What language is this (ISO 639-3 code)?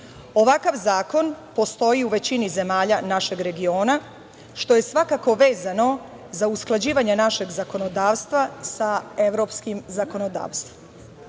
srp